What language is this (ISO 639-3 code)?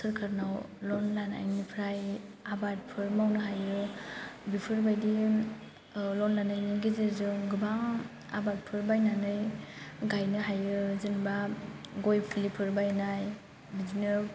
brx